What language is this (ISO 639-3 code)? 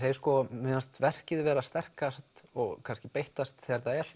isl